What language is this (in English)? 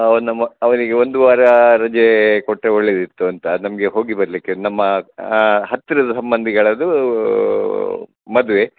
Kannada